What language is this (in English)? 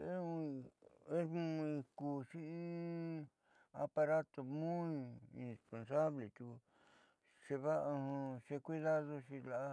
Southeastern Nochixtlán Mixtec